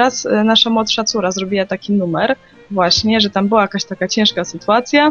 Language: Polish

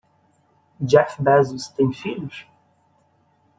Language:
Portuguese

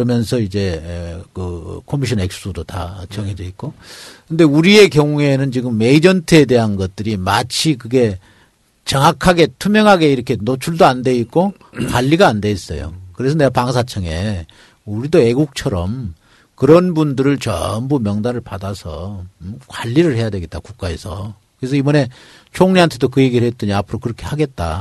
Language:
Korean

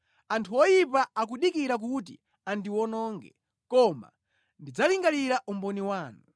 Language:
Nyanja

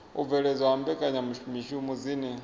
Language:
Venda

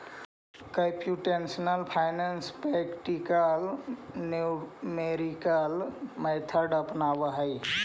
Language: Magahi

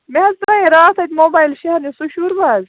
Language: Kashmiri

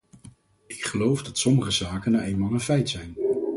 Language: Dutch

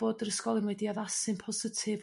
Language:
Welsh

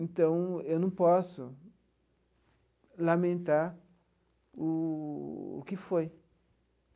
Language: Portuguese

